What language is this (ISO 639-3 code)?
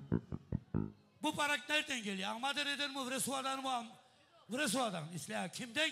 tur